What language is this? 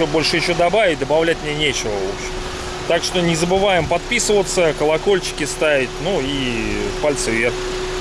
Russian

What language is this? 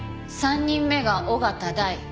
Japanese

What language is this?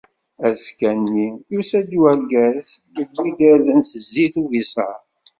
Kabyle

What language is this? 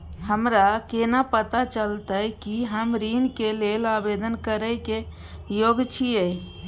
Maithili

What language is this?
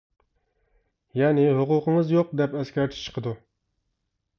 Uyghur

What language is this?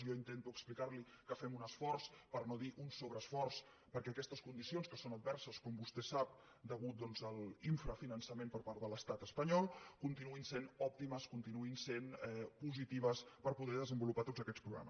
Catalan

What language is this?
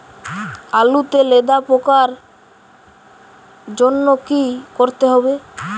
Bangla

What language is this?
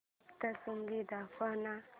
Marathi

